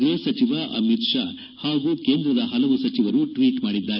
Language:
Kannada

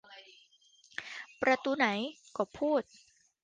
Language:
Thai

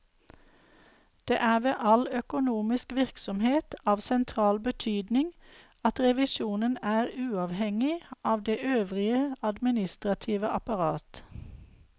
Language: Norwegian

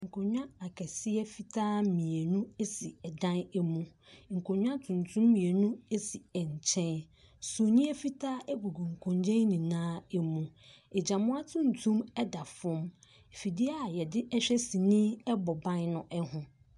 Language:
Akan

